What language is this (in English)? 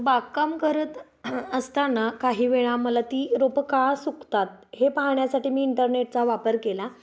Marathi